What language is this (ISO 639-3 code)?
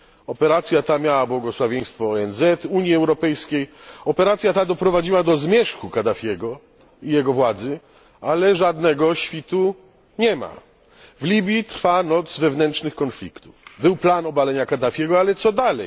pol